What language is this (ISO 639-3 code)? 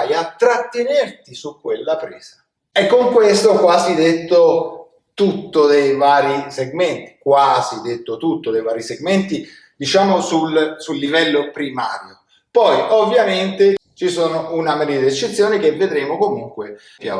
ita